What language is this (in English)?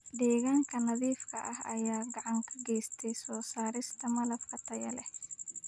Somali